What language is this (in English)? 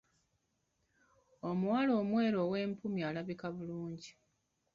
Ganda